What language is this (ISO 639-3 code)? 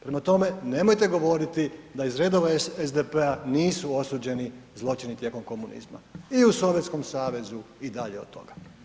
hrv